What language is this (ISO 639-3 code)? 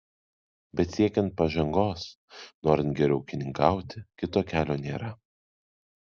lit